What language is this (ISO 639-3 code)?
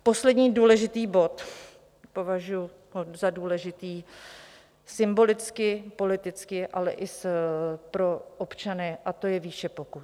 ces